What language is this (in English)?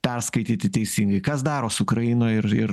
Lithuanian